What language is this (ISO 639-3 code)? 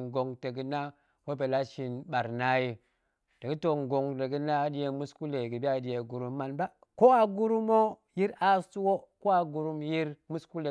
ank